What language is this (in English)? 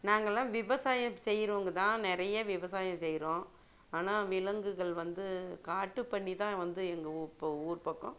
Tamil